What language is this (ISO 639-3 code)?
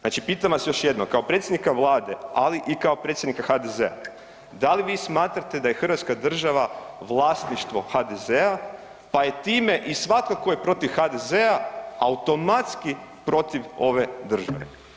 hrv